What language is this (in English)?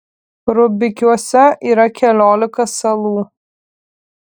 Lithuanian